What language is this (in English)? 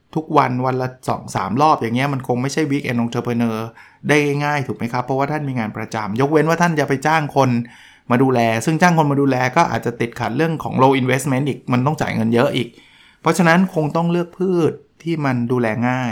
Thai